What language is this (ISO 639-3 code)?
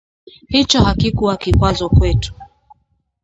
swa